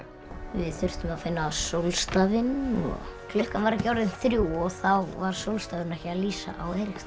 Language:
Icelandic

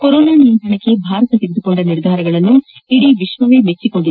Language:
Kannada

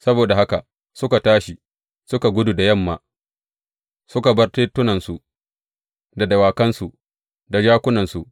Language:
Hausa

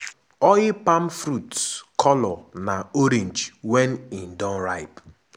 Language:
Nigerian Pidgin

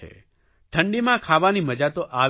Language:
Gujarati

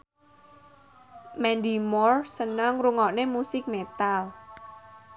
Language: Javanese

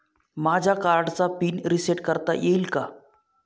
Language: Marathi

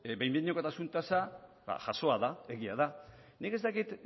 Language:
Basque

